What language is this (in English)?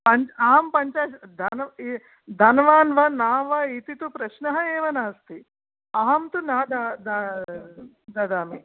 Sanskrit